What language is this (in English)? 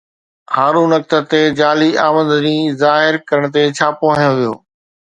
Sindhi